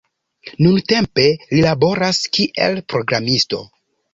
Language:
Esperanto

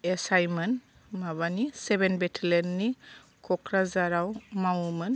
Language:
Bodo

